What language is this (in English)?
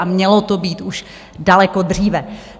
Czech